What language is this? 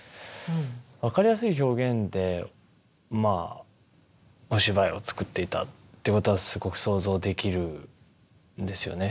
Japanese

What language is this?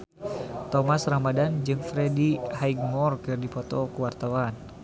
Sundanese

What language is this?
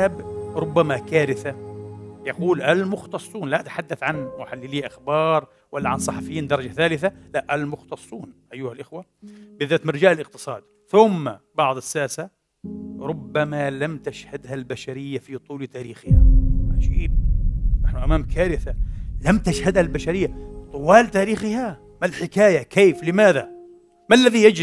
Arabic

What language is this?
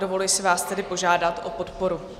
Czech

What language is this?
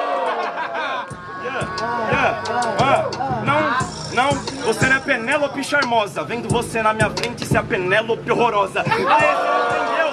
Portuguese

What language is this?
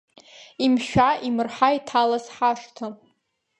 Abkhazian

